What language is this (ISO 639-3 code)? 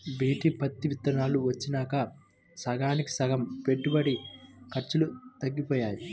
tel